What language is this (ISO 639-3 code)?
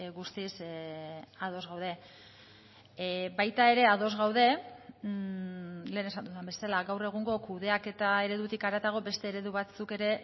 eus